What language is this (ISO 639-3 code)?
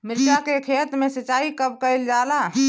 bho